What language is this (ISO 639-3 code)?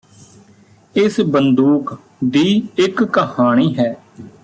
pan